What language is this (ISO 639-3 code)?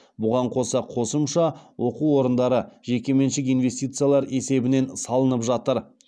kaz